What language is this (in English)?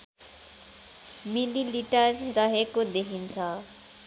Nepali